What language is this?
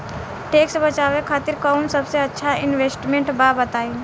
Bhojpuri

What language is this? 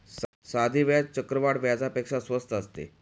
Marathi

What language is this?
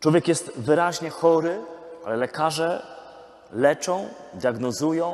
Polish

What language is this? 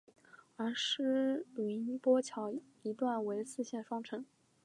Chinese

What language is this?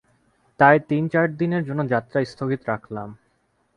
Bangla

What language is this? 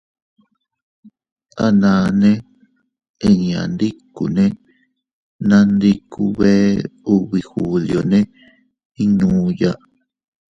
Teutila Cuicatec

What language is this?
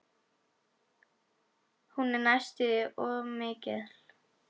Icelandic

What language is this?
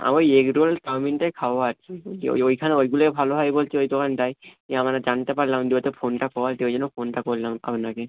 Bangla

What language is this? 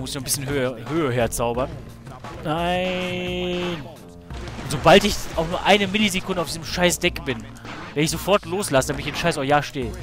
German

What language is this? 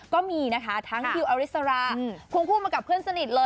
Thai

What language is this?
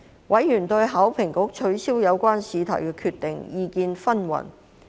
Cantonese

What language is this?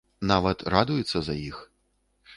Belarusian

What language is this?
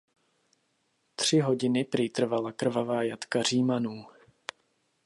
Czech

